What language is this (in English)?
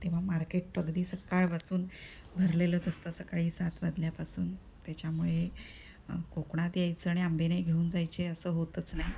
Marathi